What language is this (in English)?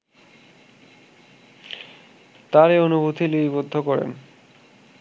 Bangla